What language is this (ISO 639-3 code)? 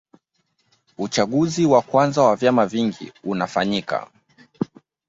swa